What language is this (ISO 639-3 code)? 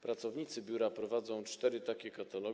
pol